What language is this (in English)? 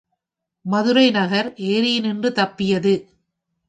Tamil